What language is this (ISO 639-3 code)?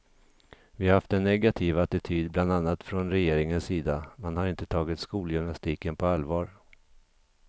swe